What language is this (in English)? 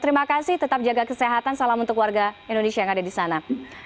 Indonesian